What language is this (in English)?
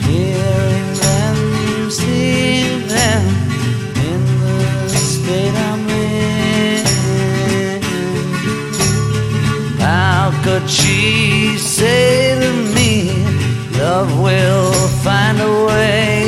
Hebrew